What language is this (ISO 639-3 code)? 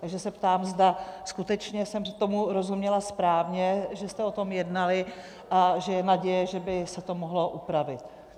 ces